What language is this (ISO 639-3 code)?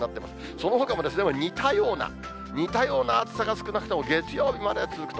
jpn